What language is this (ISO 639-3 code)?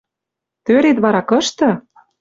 mrj